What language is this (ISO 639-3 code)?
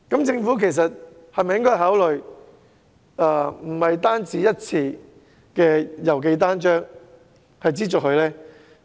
yue